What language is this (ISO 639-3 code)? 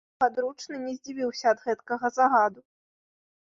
bel